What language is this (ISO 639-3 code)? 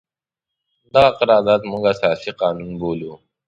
pus